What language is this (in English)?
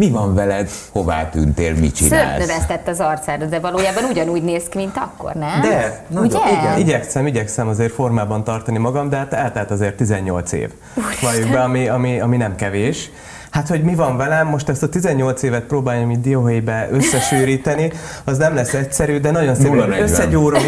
Hungarian